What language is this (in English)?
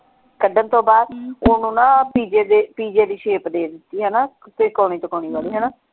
Punjabi